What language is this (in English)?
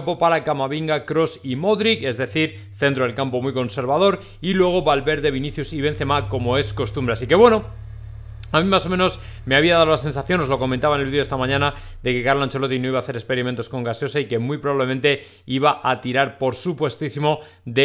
Spanish